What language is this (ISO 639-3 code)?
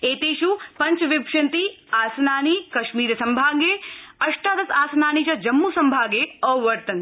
san